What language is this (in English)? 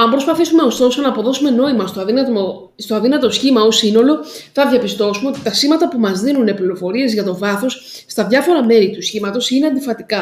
Greek